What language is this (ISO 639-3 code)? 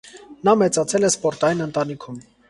hye